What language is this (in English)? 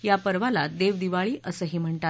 Marathi